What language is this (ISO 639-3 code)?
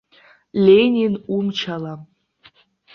abk